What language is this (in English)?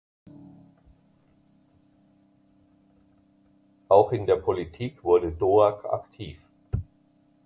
German